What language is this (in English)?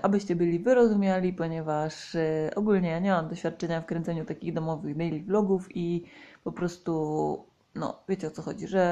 Polish